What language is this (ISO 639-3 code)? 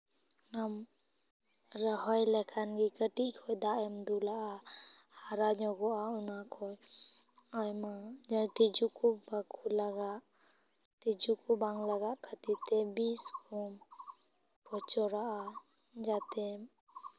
sat